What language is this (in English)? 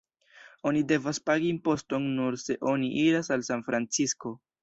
Esperanto